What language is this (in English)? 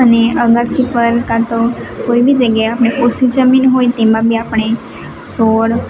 Gujarati